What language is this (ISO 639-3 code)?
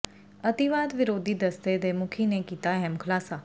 pan